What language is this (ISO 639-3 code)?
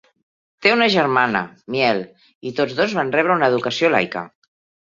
cat